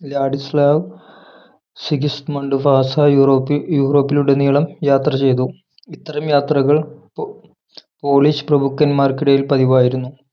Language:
Malayalam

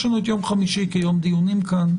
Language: Hebrew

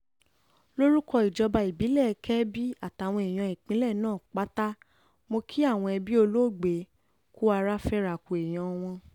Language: Yoruba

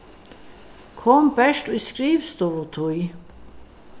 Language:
Faroese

